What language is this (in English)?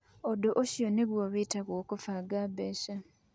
Kikuyu